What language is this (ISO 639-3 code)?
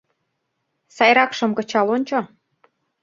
chm